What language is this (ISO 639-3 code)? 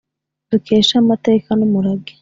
kin